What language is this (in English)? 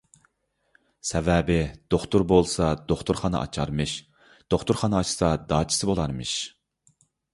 Uyghur